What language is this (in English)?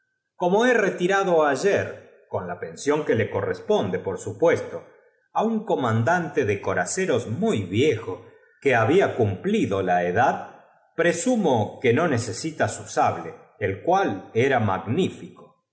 Spanish